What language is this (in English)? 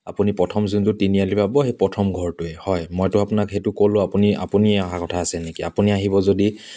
Assamese